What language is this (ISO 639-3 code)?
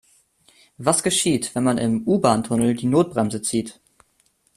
deu